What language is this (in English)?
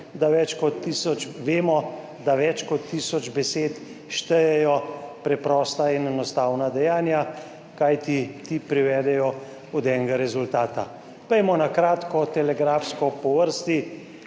Slovenian